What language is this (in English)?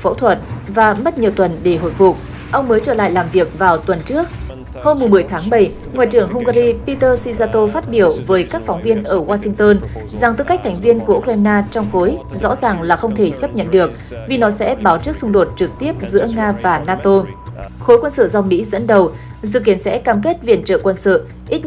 Vietnamese